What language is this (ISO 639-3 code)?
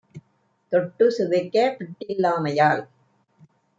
tam